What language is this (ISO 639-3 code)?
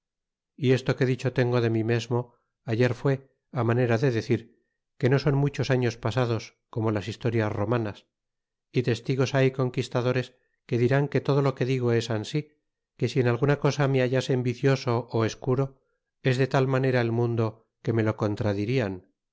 spa